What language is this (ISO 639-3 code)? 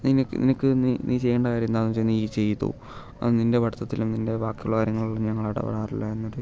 mal